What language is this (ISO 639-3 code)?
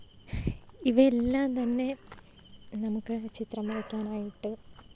mal